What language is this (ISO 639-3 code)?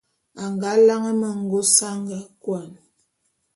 bum